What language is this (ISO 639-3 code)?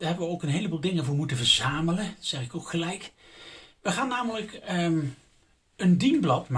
nld